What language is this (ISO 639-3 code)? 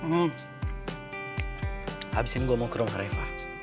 ind